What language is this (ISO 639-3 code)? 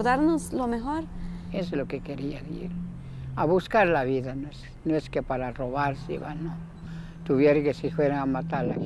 spa